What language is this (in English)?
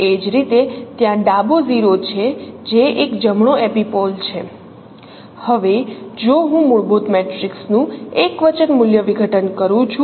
Gujarati